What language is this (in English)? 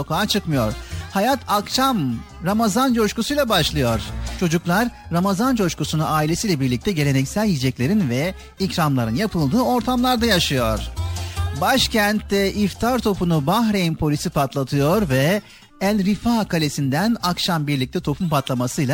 Turkish